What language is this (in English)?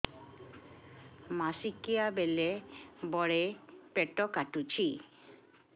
Odia